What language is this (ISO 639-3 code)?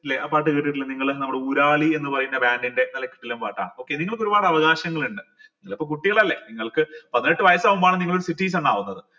mal